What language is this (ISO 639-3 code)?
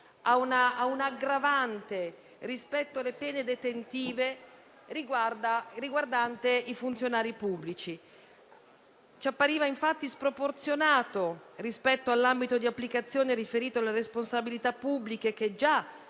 ita